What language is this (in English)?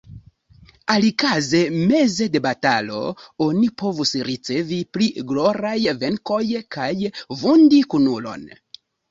Esperanto